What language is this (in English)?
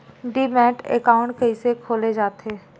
Chhattisgarhi